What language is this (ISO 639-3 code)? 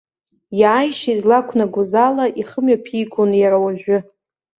abk